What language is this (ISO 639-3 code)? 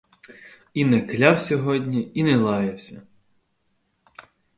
ukr